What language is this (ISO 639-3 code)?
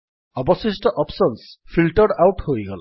ori